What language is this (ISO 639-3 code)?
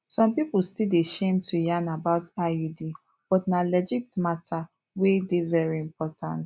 pcm